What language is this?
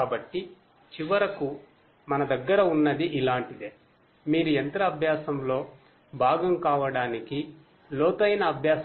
Telugu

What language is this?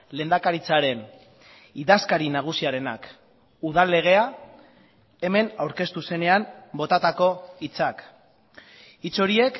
Basque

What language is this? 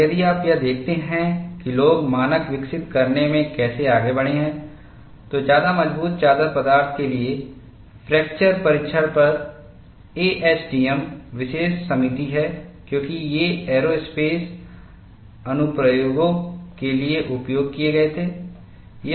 Hindi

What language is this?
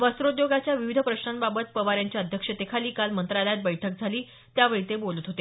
Marathi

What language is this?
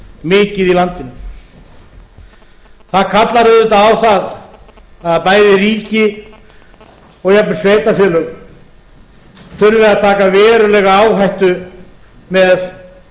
Icelandic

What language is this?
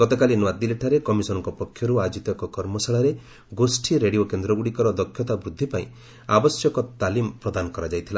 Odia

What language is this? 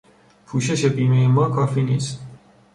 Persian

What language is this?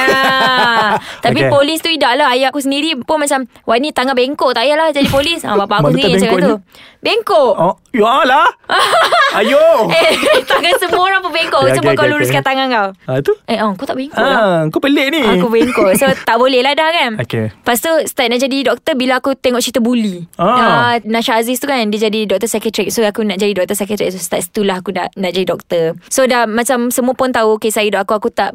Malay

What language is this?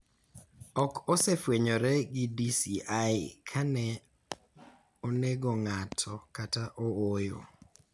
Luo (Kenya and Tanzania)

